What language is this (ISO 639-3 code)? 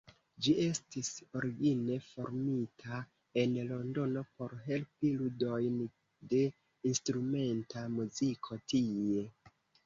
epo